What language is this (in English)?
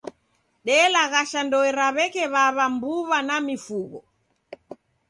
Taita